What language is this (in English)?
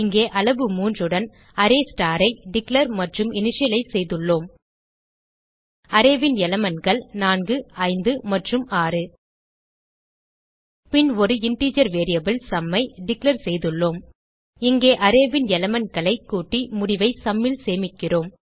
Tamil